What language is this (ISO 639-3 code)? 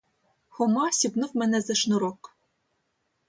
ukr